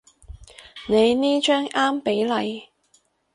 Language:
Cantonese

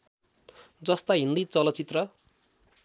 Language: Nepali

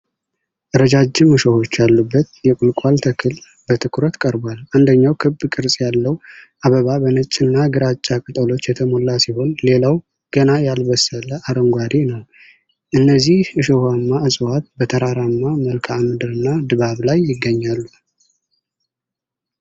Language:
Amharic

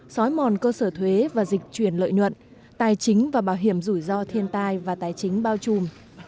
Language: Vietnamese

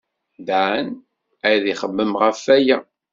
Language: Kabyle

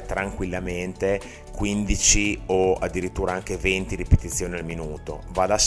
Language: Italian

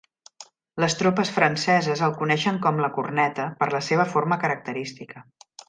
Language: Catalan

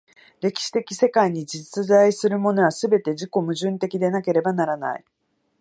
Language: Japanese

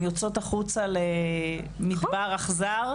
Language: Hebrew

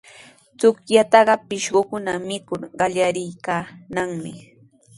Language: Sihuas Ancash Quechua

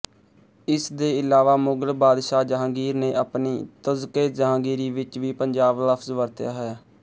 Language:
Punjabi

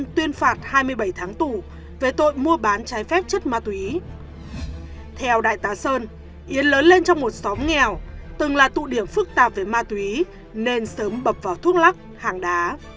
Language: Vietnamese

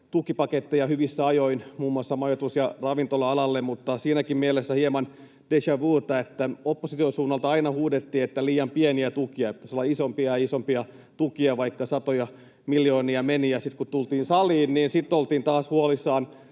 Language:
Finnish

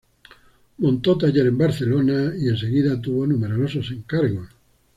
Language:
Spanish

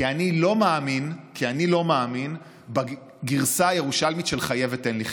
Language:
Hebrew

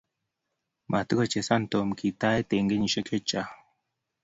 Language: Kalenjin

